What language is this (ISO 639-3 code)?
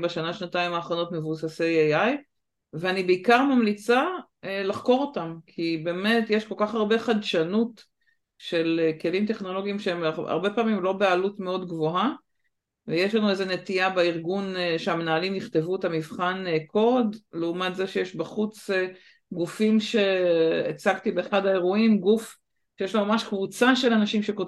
heb